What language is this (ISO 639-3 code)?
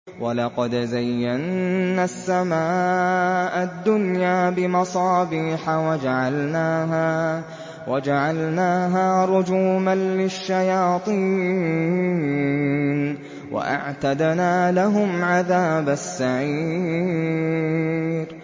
ara